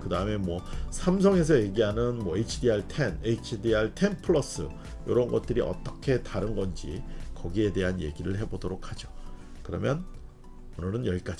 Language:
Korean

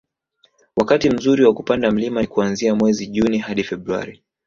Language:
Swahili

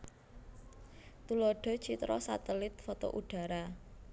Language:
Javanese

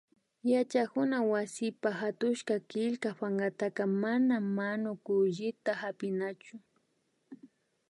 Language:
Imbabura Highland Quichua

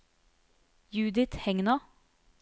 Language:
Norwegian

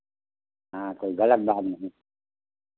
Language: Hindi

